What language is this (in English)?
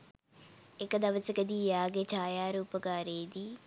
Sinhala